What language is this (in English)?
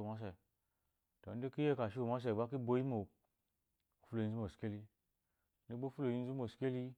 Eloyi